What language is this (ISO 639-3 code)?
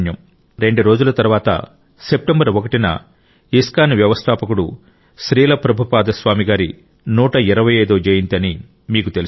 tel